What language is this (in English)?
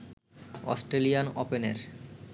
Bangla